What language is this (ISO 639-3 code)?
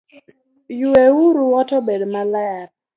luo